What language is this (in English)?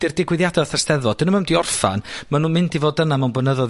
Welsh